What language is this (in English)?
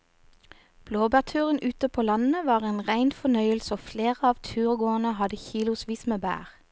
Norwegian